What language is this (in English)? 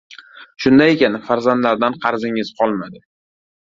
Uzbek